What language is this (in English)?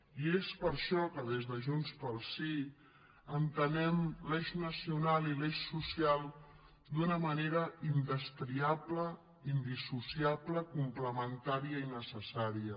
Catalan